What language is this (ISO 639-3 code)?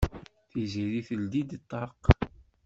kab